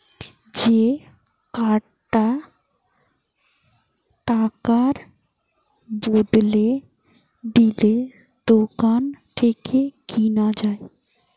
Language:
Bangla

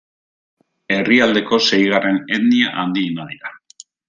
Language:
Basque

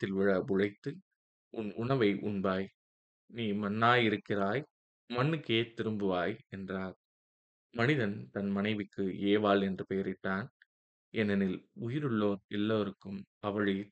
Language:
Tamil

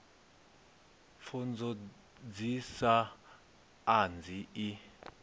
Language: Venda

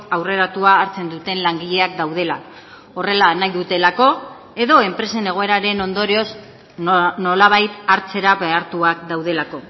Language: Basque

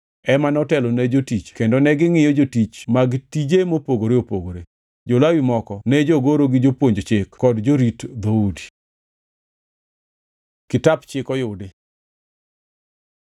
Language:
Luo (Kenya and Tanzania)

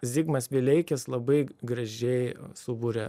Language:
Lithuanian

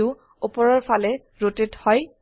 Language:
Assamese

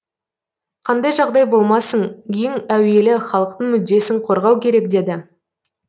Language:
Kazakh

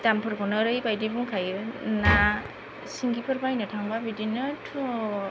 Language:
Bodo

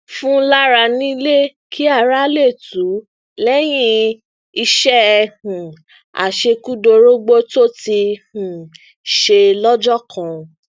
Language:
Yoruba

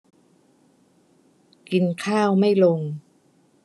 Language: Thai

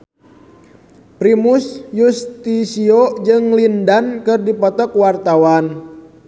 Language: Sundanese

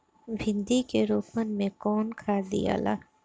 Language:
Bhojpuri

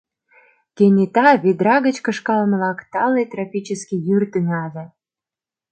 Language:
Mari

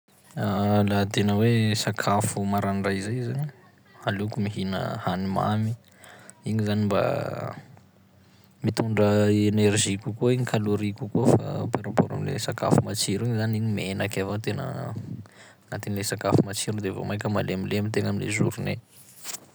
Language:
Sakalava Malagasy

